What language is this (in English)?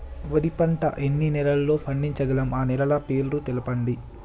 Telugu